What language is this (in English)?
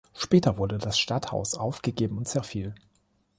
German